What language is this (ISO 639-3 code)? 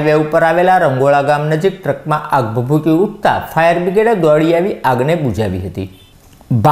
tha